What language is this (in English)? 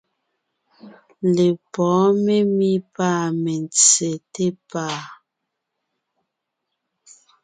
Ngiemboon